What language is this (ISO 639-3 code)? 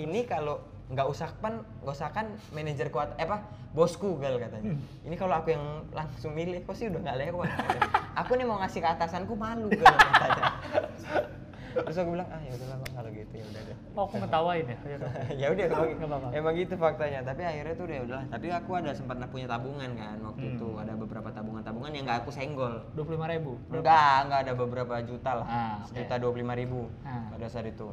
ind